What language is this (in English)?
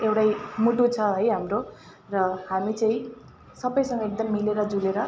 Nepali